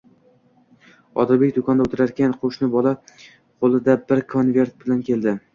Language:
Uzbek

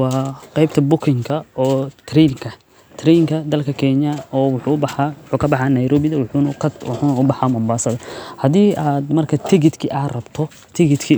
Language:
Somali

